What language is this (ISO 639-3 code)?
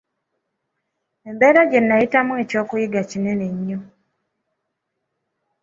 lug